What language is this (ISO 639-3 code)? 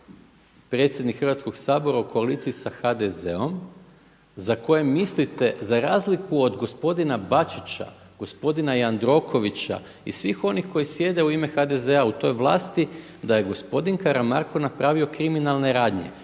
hrv